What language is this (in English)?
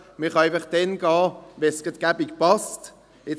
Swiss German